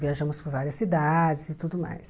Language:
Portuguese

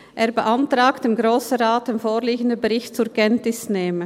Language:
Swiss German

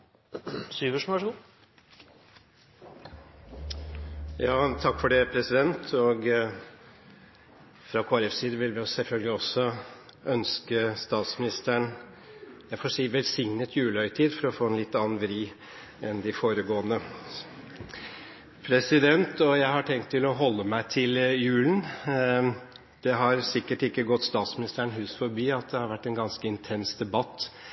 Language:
Norwegian Bokmål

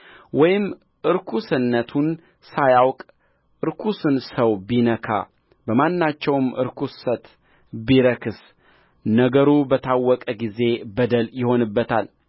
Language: Amharic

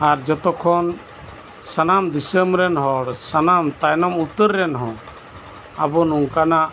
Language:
Santali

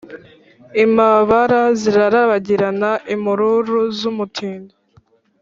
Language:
Kinyarwanda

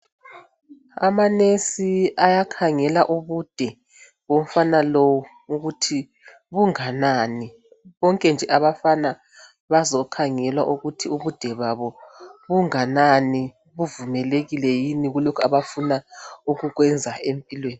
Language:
North Ndebele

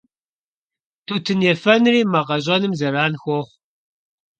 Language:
Kabardian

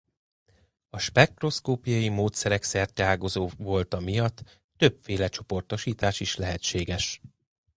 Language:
Hungarian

